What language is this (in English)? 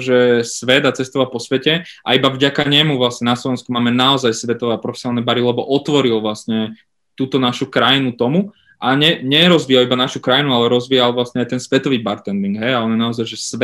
Slovak